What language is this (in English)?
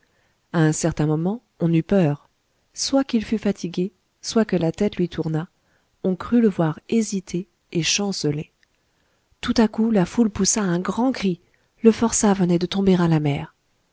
French